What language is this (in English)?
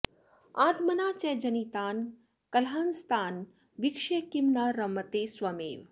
Sanskrit